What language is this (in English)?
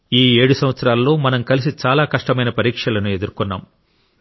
Telugu